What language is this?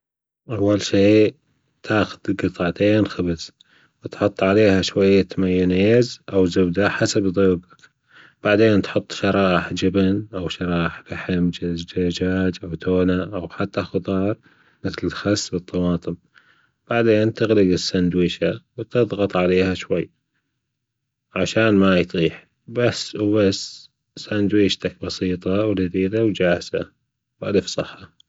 Gulf Arabic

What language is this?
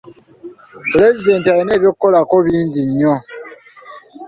Ganda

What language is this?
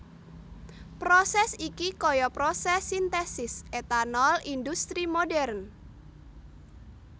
Javanese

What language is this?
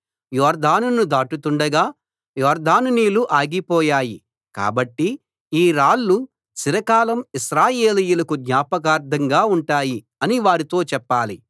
Telugu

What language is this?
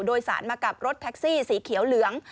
Thai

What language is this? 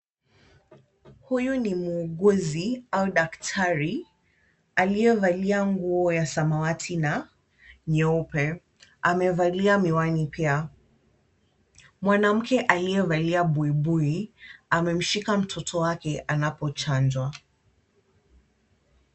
Swahili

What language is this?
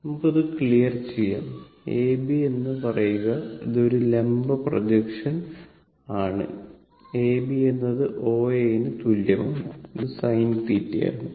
Malayalam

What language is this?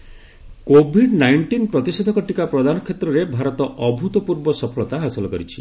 Odia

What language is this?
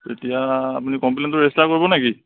Assamese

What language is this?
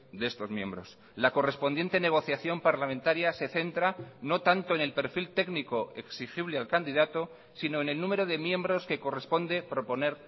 Spanish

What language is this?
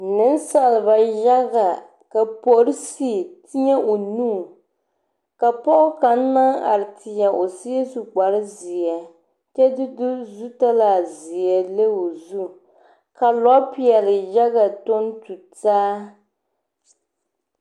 Southern Dagaare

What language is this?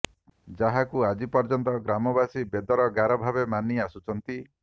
Odia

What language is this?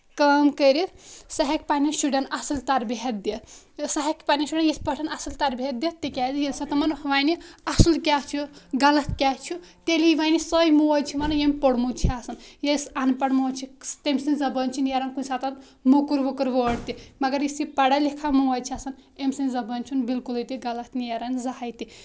Kashmiri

